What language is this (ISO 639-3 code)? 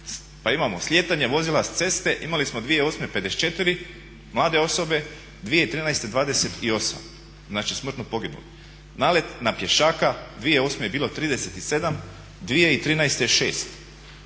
hrv